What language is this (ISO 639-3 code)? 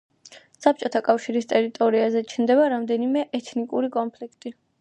kat